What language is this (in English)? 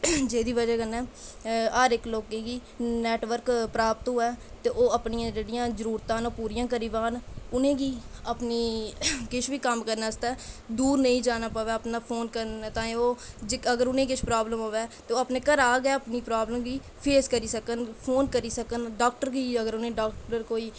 Dogri